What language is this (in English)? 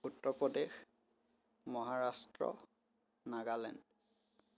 Assamese